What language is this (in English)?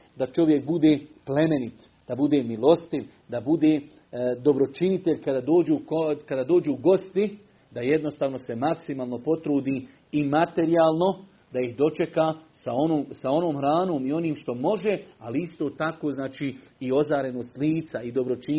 Croatian